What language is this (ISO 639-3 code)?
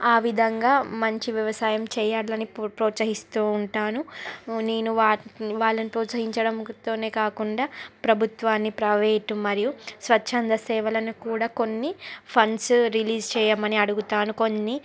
tel